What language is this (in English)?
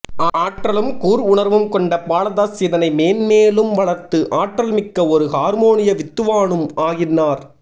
Tamil